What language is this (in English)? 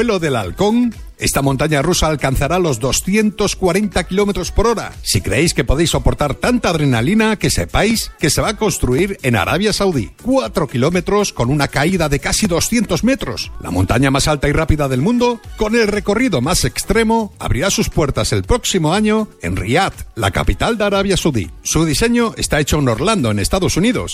Spanish